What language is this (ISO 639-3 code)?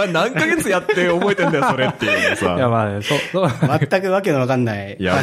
jpn